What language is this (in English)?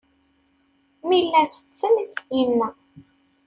Kabyle